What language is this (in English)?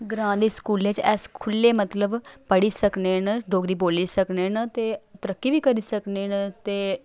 Dogri